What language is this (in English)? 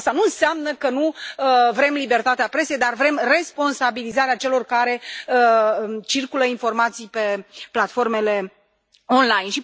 Romanian